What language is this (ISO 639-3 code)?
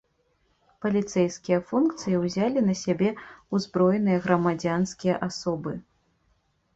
bel